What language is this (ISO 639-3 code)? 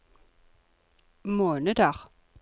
nor